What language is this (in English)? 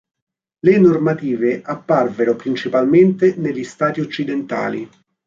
Italian